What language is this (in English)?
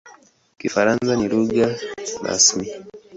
Swahili